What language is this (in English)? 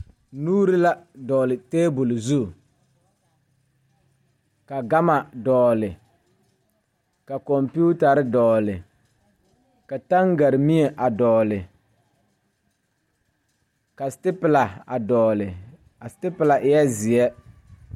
Southern Dagaare